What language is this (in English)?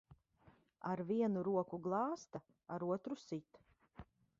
Latvian